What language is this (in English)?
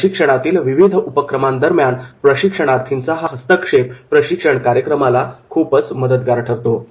Marathi